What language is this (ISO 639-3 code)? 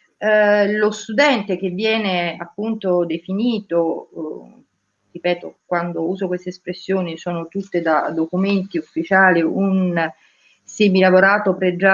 ita